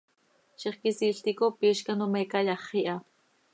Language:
Seri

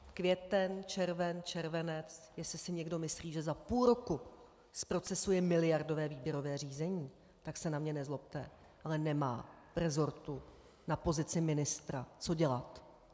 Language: Czech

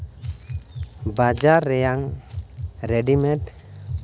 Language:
Santali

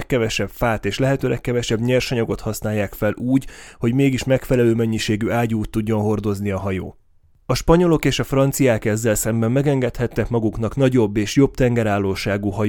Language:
Hungarian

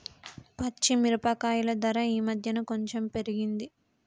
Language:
Telugu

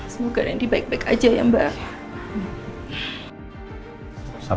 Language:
Indonesian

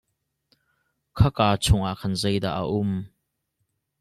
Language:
Hakha Chin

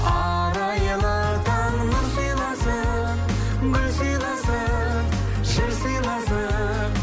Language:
Kazakh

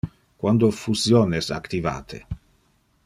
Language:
Interlingua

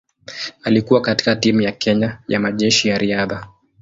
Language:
Swahili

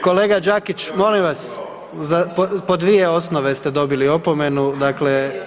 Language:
Croatian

